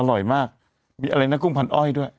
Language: Thai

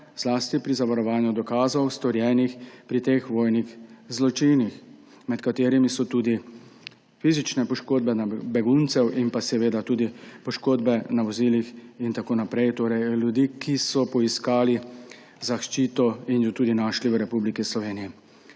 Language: Slovenian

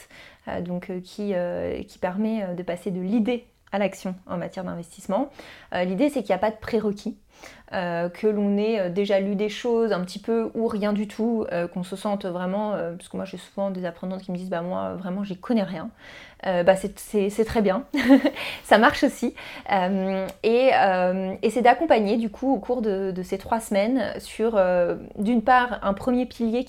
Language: French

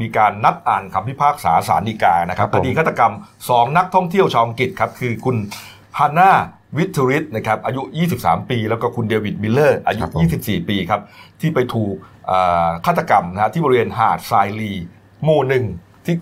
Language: Thai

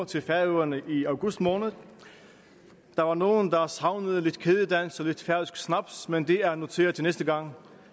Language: Danish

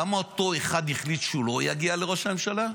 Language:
Hebrew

